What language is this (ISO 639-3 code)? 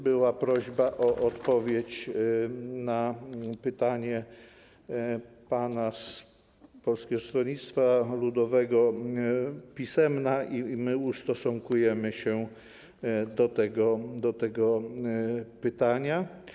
pol